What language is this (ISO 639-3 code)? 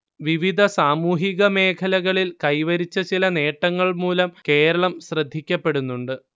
mal